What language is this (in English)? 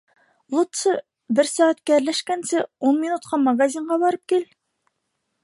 Bashkir